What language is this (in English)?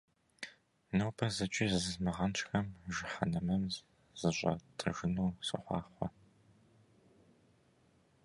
Kabardian